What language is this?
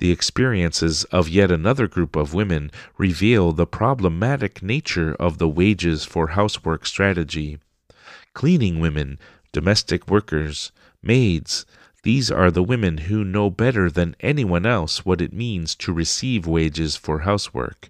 English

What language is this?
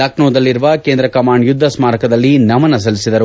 Kannada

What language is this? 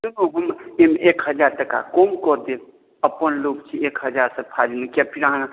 Maithili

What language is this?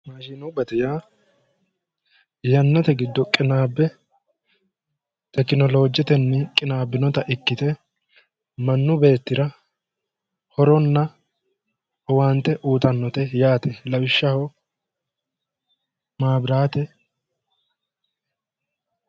Sidamo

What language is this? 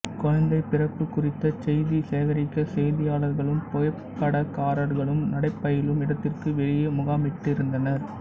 Tamil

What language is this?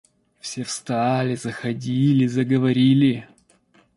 Russian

